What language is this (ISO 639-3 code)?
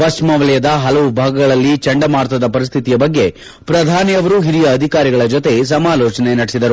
kan